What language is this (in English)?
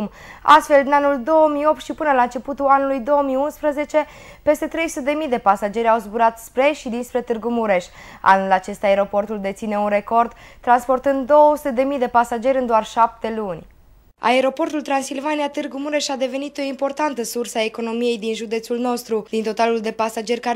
Romanian